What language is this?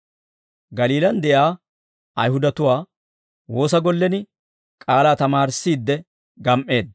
Dawro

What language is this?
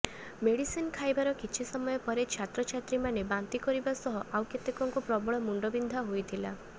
Odia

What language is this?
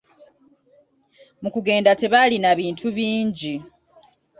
Ganda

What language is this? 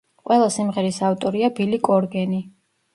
Georgian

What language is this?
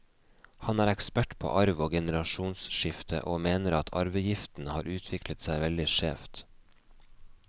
Norwegian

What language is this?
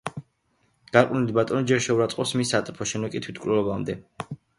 Georgian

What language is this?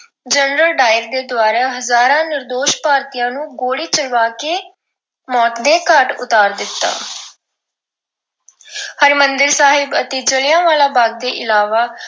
Punjabi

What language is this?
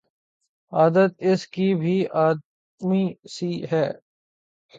Urdu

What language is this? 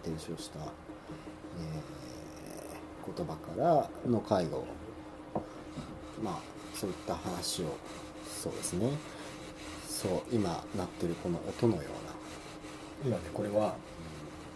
Japanese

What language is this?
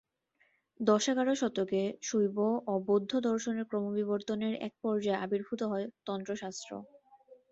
Bangla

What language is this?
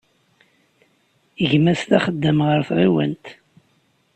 Kabyle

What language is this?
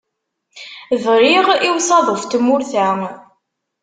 Kabyle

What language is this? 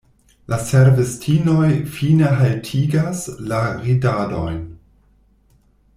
Esperanto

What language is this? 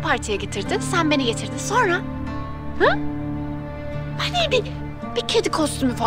Turkish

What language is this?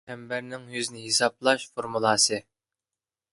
Uyghur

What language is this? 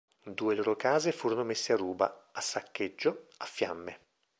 Italian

